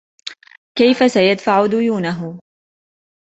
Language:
Arabic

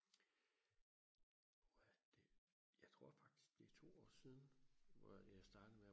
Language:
Danish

